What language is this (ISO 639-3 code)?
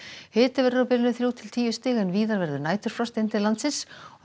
isl